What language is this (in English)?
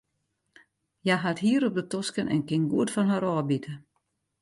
Western Frisian